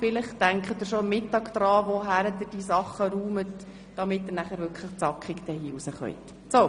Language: Swiss German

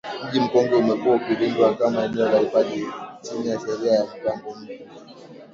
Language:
Swahili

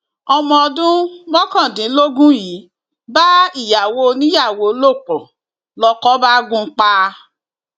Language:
Yoruba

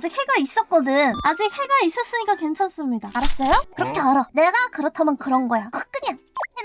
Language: Korean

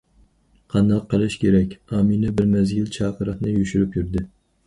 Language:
Uyghur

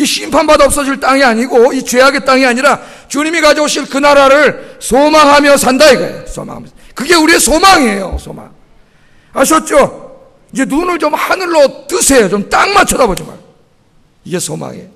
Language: Korean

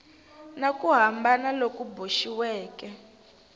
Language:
Tsonga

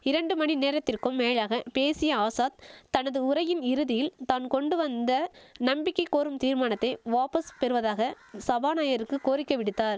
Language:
Tamil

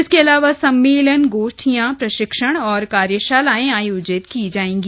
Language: Hindi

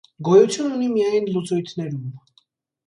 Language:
Armenian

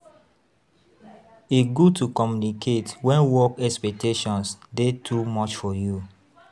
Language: Nigerian Pidgin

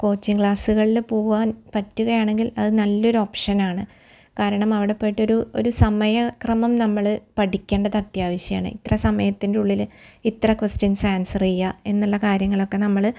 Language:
Malayalam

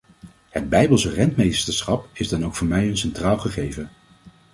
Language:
Dutch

